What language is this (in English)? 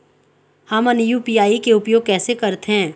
Chhattisgarhi